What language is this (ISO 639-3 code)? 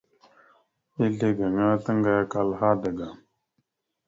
mxu